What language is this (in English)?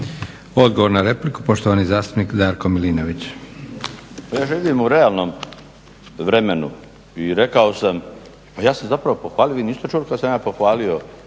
Croatian